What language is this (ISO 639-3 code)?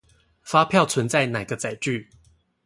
zho